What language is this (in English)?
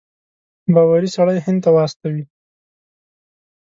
Pashto